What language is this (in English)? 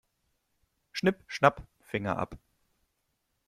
German